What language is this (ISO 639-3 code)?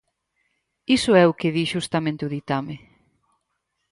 glg